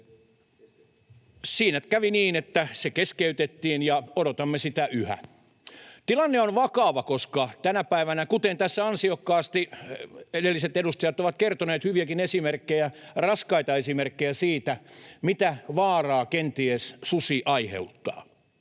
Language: Finnish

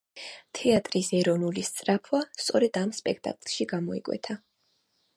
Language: Georgian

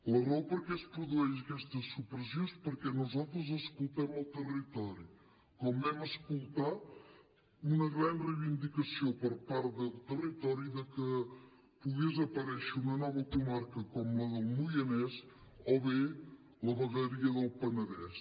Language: Catalan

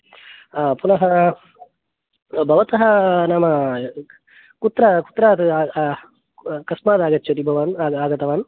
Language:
Sanskrit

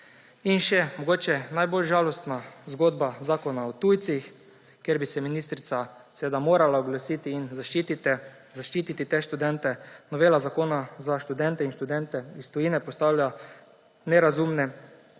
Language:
Slovenian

